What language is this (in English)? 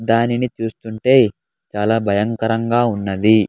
Telugu